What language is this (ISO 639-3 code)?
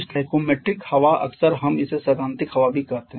hin